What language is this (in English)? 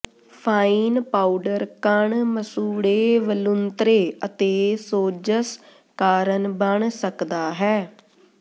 Punjabi